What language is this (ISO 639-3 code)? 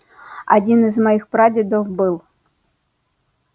rus